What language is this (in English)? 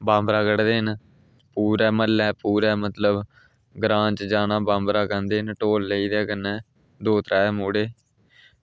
Dogri